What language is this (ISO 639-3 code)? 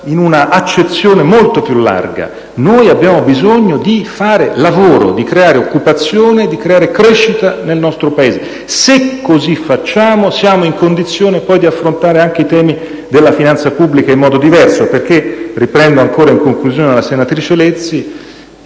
ita